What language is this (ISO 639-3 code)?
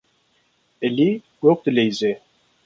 kur